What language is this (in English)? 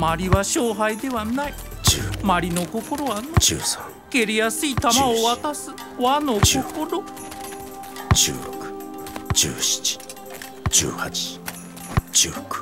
Japanese